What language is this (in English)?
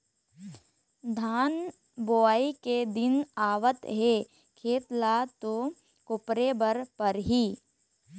Chhattisgarhi